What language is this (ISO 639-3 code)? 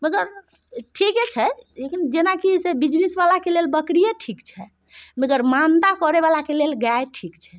mai